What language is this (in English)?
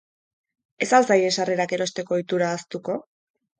Basque